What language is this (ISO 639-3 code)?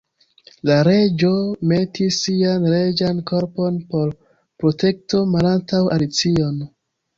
epo